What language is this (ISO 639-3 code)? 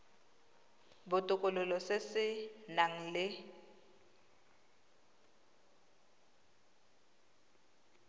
tsn